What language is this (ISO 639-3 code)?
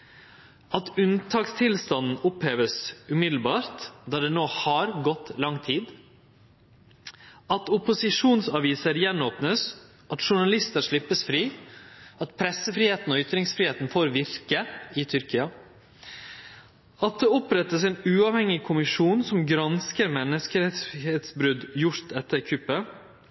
nno